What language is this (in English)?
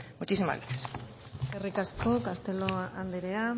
Basque